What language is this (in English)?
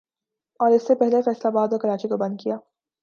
Urdu